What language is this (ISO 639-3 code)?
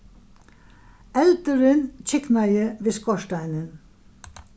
fao